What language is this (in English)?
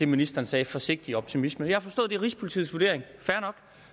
Danish